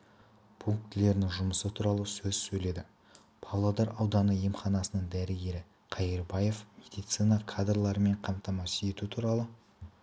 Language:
Kazakh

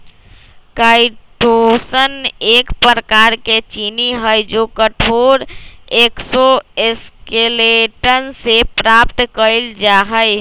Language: Magahi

